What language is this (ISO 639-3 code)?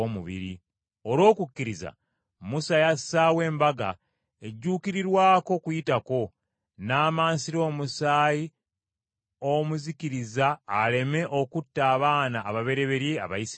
lug